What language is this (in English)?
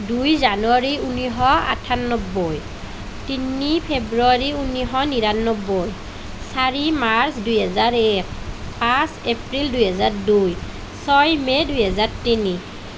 Assamese